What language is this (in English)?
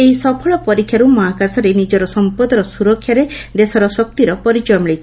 Odia